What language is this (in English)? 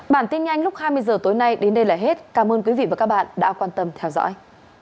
Vietnamese